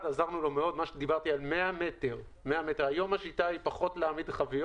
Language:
Hebrew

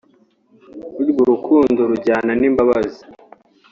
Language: Kinyarwanda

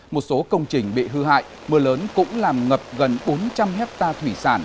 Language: Vietnamese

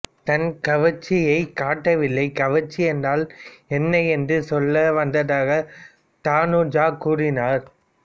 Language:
Tamil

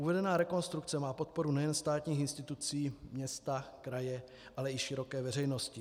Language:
Czech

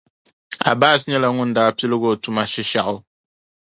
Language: Dagbani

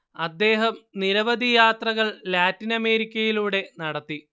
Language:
Malayalam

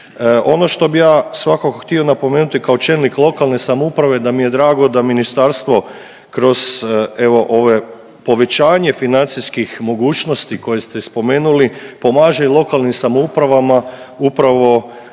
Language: Croatian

